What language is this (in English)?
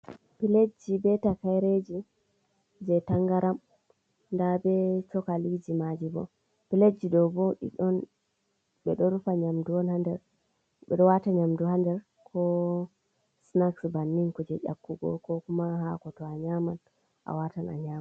Fula